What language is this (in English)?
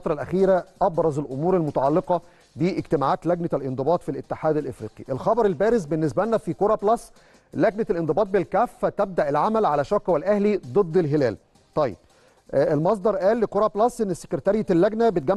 Arabic